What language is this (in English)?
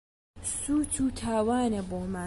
Central Kurdish